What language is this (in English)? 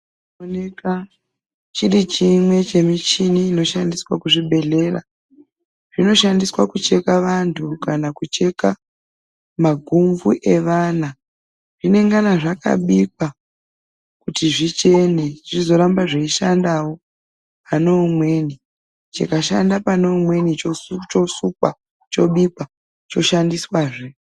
Ndau